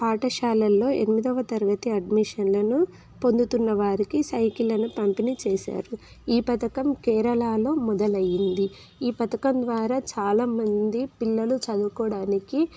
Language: Telugu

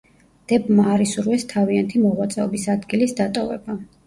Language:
Georgian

